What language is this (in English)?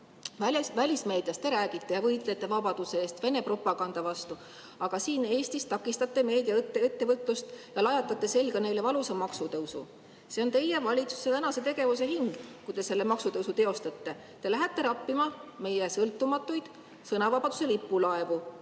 Estonian